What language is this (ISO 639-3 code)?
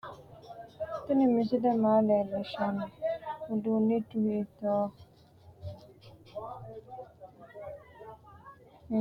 sid